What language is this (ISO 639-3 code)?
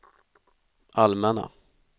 swe